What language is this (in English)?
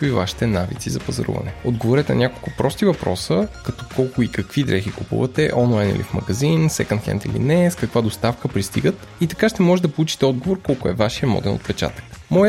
Bulgarian